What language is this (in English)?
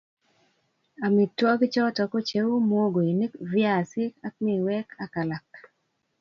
Kalenjin